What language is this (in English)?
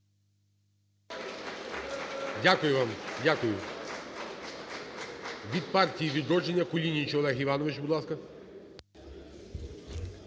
Ukrainian